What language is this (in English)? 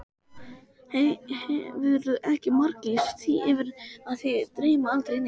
Icelandic